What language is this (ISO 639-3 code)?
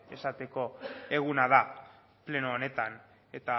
eus